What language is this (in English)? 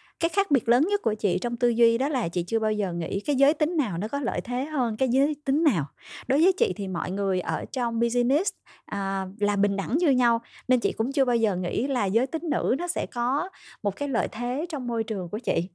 Vietnamese